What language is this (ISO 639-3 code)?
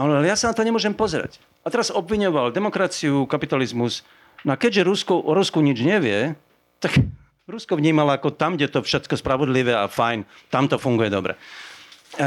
slk